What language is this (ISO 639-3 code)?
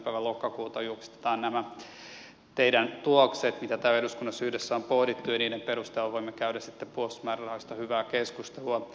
fin